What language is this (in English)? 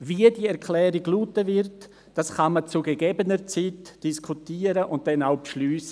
Swiss German